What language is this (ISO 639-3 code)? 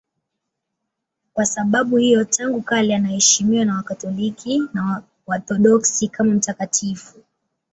swa